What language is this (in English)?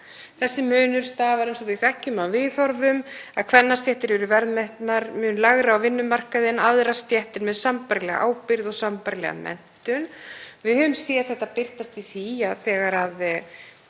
Icelandic